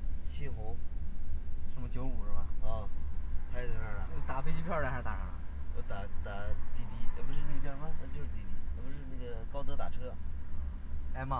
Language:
Chinese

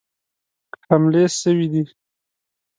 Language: Pashto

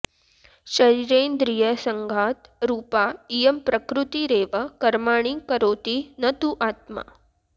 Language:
Sanskrit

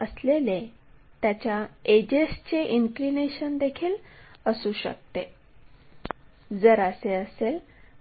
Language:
Marathi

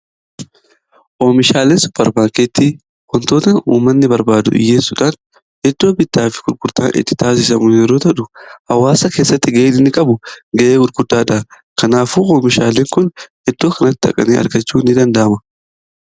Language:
Oromo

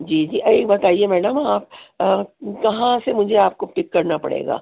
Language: Urdu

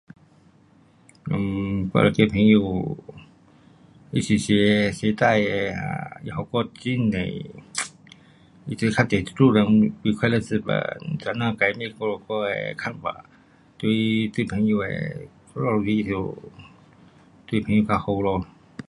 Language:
Pu-Xian Chinese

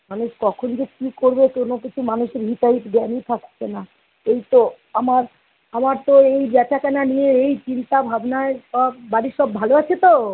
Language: Bangla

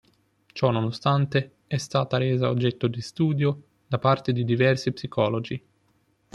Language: Italian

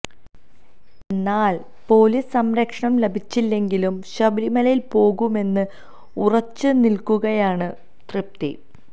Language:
Malayalam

